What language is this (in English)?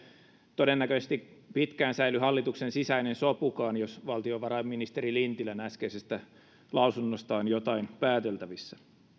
Finnish